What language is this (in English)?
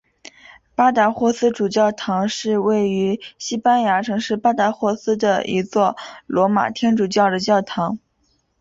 Chinese